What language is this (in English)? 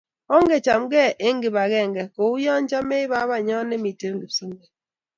Kalenjin